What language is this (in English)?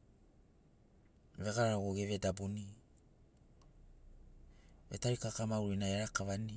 Sinaugoro